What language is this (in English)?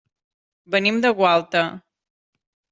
Catalan